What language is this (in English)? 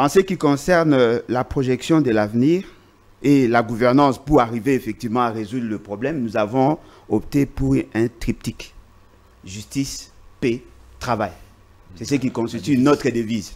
French